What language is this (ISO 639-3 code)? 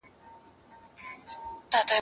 pus